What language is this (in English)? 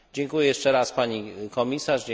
Polish